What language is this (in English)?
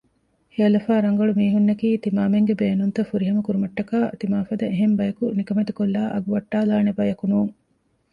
Divehi